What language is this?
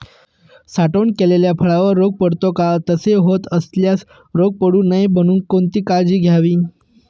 Marathi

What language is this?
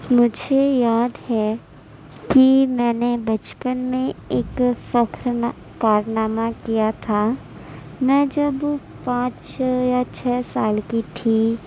Urdu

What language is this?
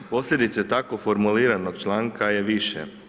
Croatian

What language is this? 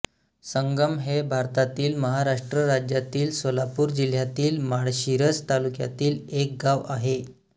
Marathi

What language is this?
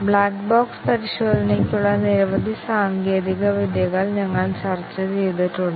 Malayalam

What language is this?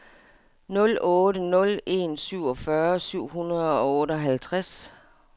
Danish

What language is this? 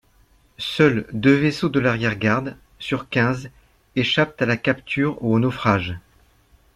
French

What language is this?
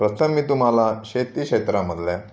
Marathi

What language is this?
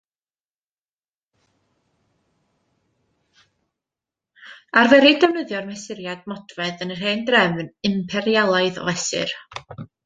Welsh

